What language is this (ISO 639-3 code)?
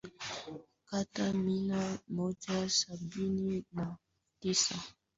swa